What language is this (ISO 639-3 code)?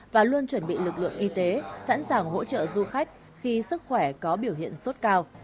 vie